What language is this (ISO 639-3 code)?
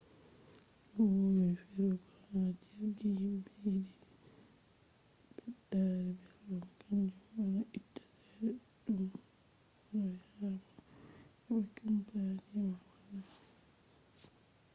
ful